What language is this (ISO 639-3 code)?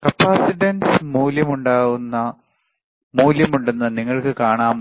mal